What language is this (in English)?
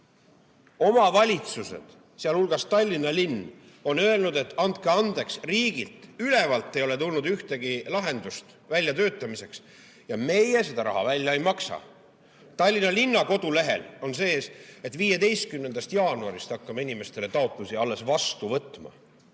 Estonian